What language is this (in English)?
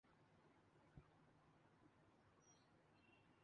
Urdu